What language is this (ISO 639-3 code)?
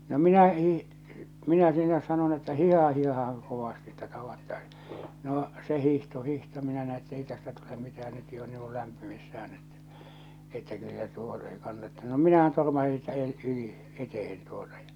fin